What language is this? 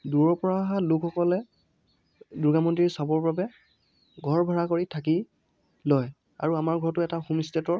Assamese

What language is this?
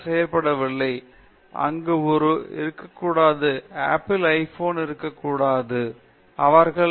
Tamil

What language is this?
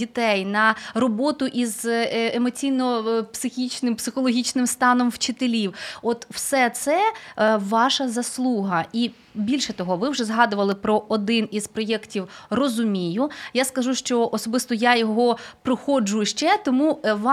Ukrainian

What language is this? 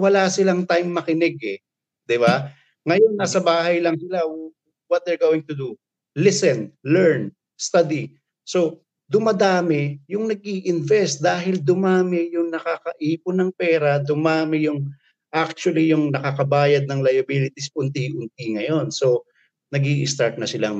Filipino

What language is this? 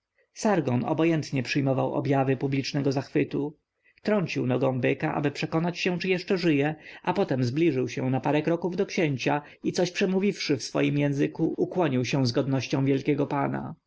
Polish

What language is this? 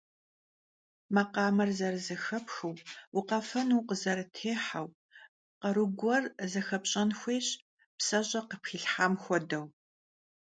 Kabardian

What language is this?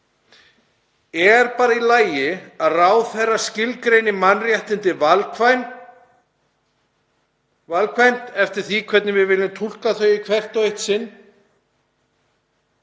Icelandic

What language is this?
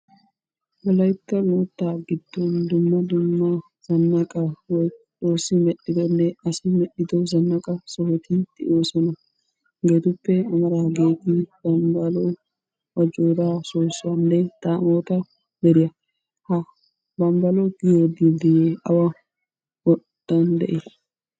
Wolaytta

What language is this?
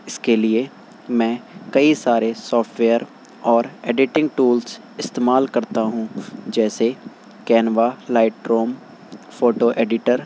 Urdu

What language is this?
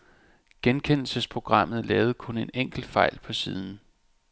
Danish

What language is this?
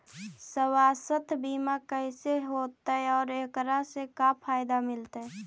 Magahi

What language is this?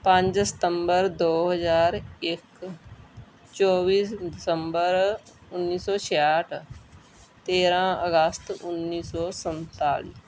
Punjabi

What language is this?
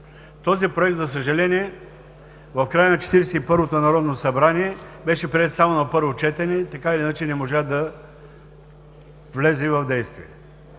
Bulgarian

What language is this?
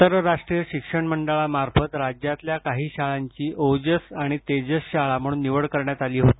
Marathi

